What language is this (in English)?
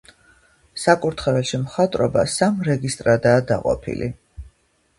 Georgian